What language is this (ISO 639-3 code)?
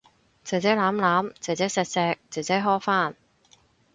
yue